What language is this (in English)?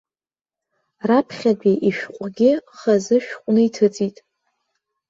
Abkhazian